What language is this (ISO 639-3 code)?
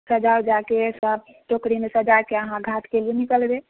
mai